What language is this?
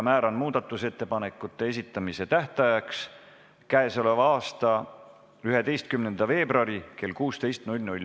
Estonian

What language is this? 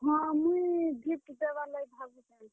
Odia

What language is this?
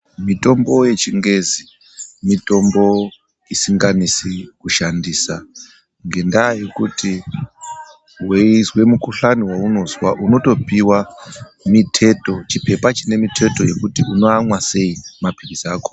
Ndau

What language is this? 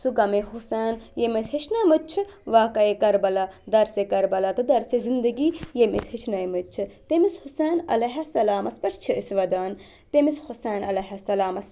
Kashmiri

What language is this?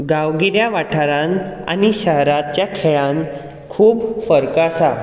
Konkani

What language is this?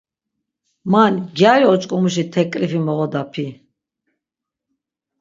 Laz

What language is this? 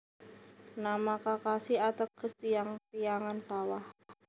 Javanese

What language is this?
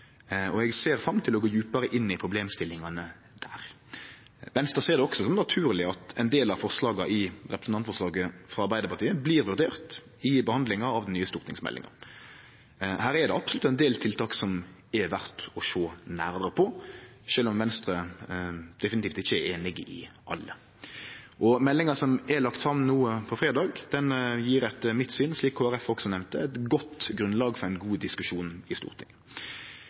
Norwegian Nynorsk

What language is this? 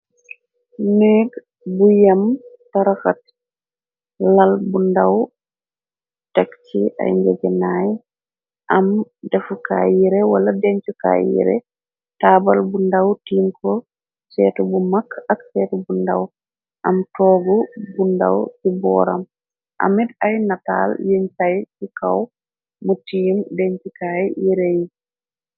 Wolof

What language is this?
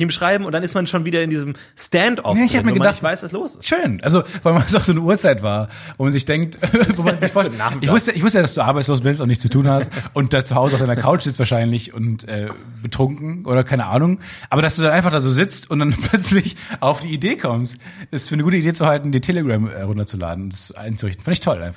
German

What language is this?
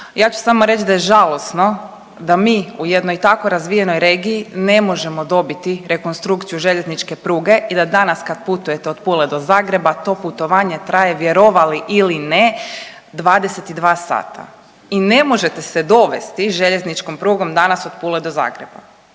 Croatian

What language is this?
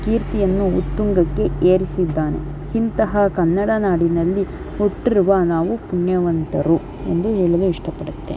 Kannada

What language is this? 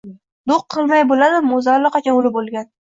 Uzbek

